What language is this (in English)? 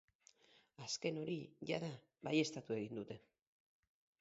Basque